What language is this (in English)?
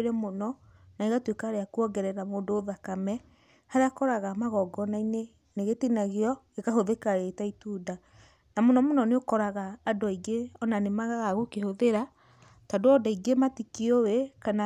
Kikuyu